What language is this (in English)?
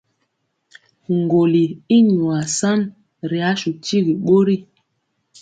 Mpiemo